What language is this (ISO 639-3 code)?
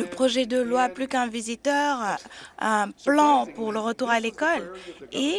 fra